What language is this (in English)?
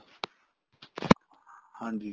Punjabi